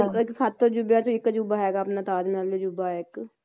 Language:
Punjabi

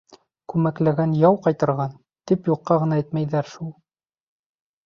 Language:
Bashkir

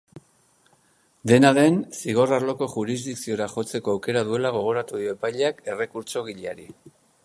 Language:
Basque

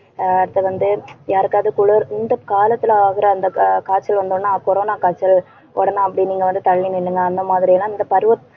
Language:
Tamil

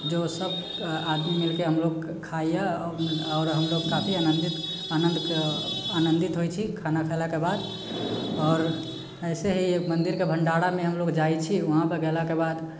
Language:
Maithili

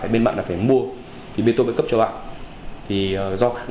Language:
Vietnamese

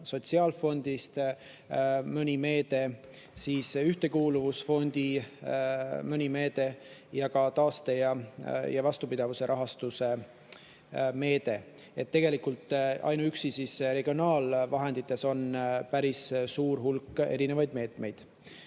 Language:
Estonian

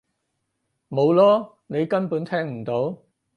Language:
Cantonese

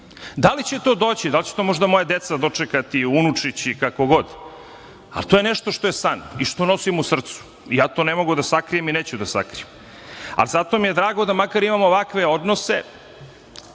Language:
Serbian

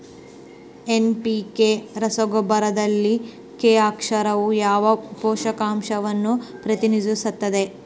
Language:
Kannada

